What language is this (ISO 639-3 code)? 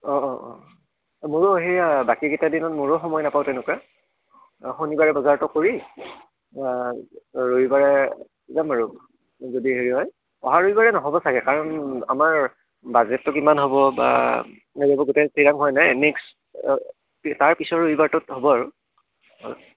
asm